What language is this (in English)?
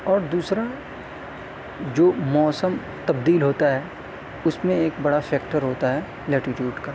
Urdu